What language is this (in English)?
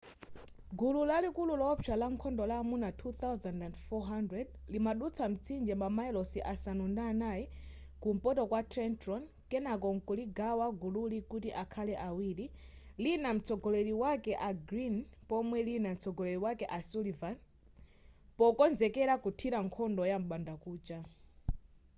Nyanja